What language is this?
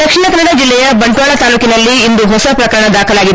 Kannada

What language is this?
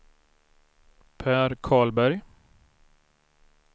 Swedish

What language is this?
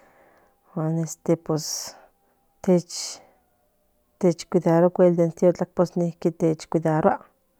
Central Nahuatl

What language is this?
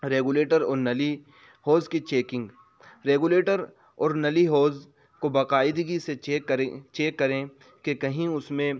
Urdu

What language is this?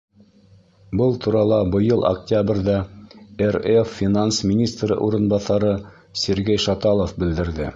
Bashkir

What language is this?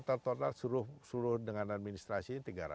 Indonesian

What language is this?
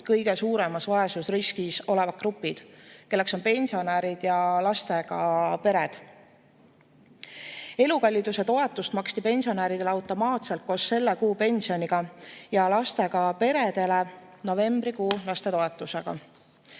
Estonian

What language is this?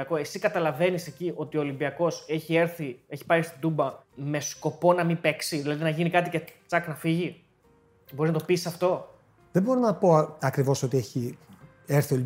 Greek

